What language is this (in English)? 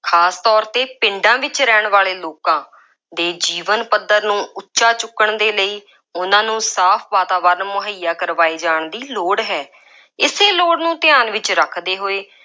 Punjabi